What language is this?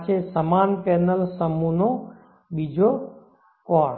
Gujarati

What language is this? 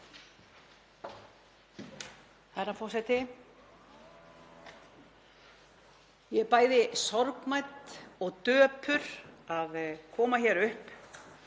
Icelandic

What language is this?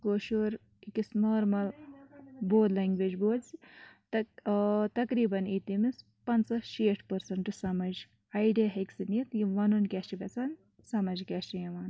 Kashmiri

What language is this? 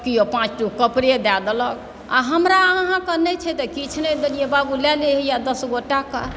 Maithili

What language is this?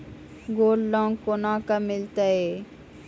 Maithili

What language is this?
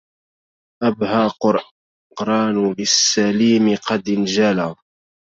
Arabic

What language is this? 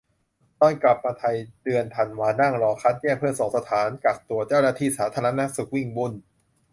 Thai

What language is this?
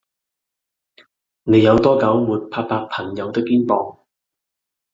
Cantonese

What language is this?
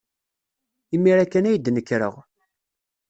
Kabyle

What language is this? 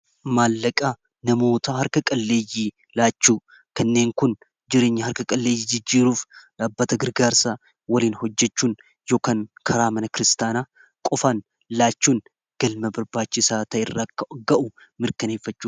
Oromo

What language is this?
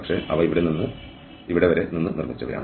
Malayalam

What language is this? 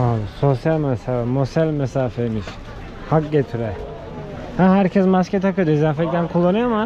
Turkish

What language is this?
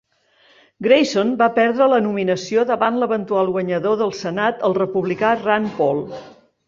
Catalan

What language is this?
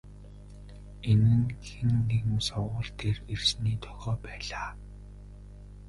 Mongolian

